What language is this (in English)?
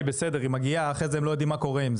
Hebrew